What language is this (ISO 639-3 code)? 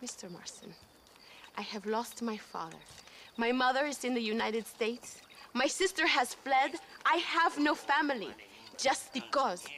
ara